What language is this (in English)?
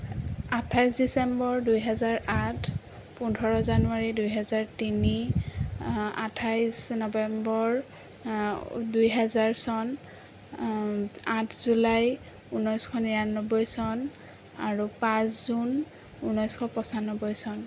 Assamese